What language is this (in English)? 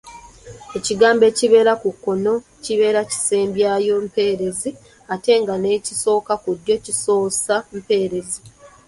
Ganda